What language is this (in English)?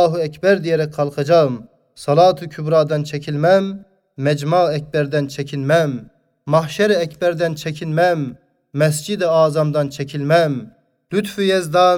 Turkish